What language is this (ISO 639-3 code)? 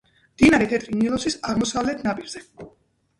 kat